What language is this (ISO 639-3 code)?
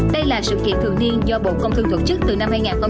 vie